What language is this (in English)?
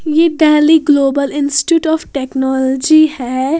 Hindi